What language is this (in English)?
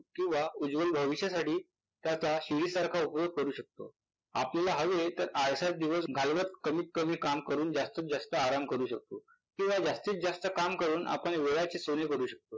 Marathi